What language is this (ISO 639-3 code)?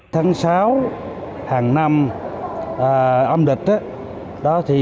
vie